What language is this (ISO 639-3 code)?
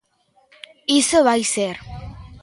glg